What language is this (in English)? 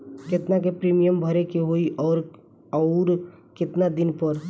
Bhojpuri